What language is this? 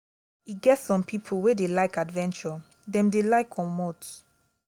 Nigerian Pidgin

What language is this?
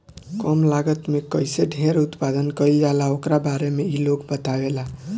Bhojpuri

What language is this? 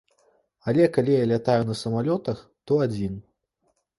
Belarusian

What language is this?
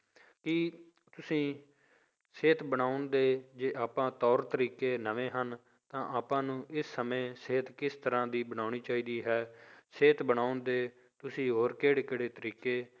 Punjabi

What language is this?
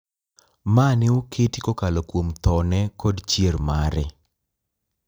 Luo (Kenya and Tanzania)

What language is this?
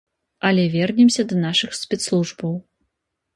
Belarusian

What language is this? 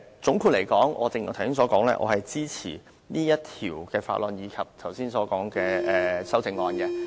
Cantonese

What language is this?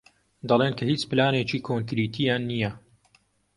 Central Kurdish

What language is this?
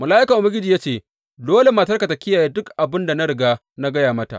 Hausa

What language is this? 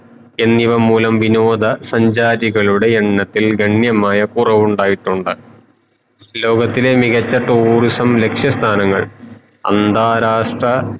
Malayalam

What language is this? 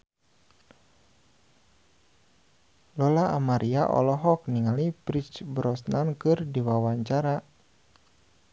Sundanese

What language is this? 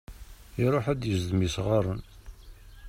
Kabyle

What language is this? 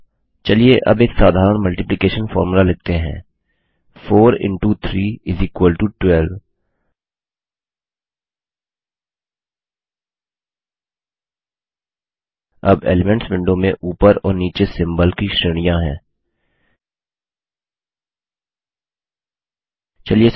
Hindi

